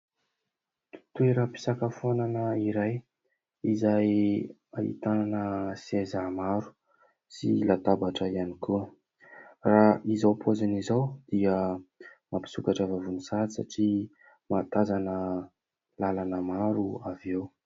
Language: Malagasy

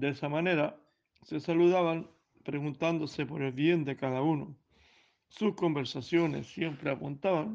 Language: Spanish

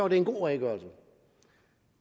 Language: Danish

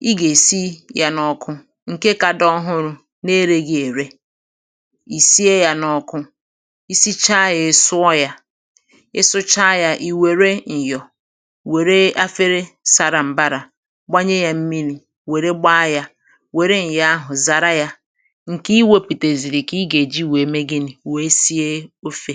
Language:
Igbo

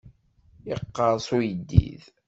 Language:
Kabyle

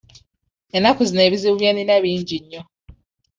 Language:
Ganda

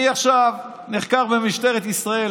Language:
Hebrew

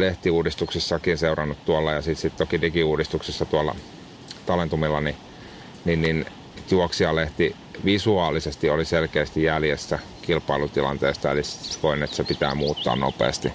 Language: Finnish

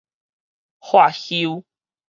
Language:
Min Nan Chinese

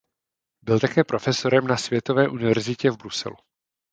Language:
Czech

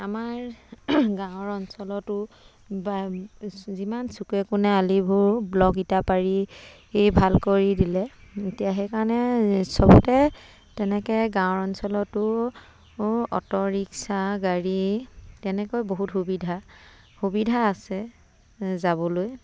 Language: Assamese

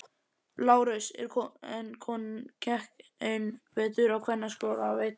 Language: Icelandic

